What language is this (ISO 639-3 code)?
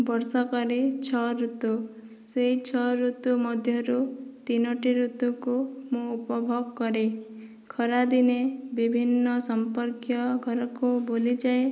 ori